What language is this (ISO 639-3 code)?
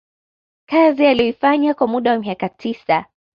swa